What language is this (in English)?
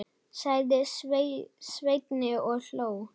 Icelandic